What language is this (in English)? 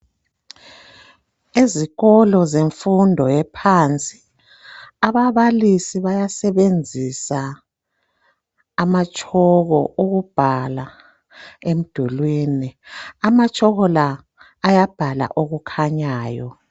North Ndebele